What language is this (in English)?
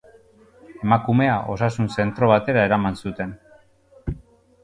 Basque